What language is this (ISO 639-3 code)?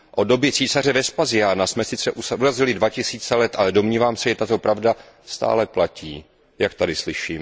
ces